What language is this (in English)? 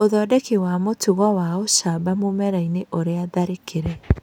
Kikuyu